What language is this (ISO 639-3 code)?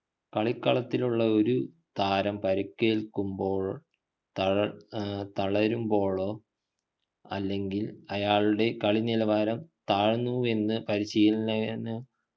mal